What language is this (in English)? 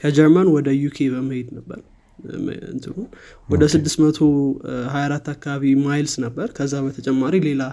Amharic